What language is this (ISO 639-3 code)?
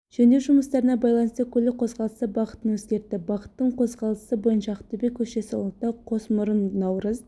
kaz